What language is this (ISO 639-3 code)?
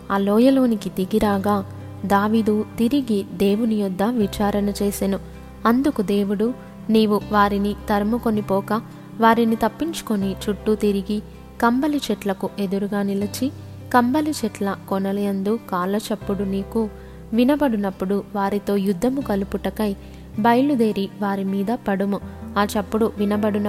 tel